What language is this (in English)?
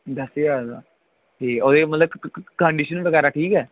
Dogri